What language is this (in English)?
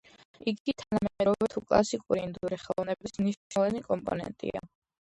Georgian